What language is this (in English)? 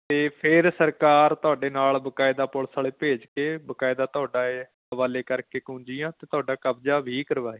Punjabi